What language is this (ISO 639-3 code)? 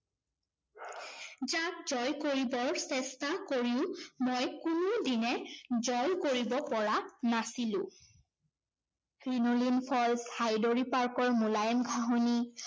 asm